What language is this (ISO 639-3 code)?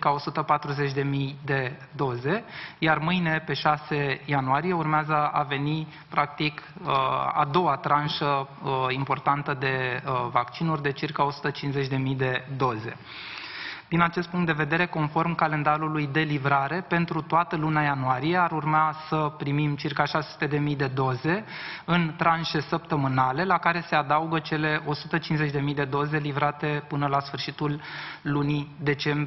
ron